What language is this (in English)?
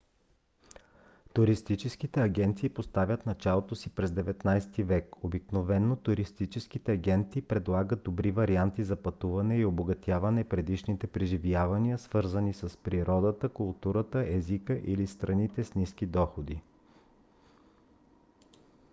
Bulgarian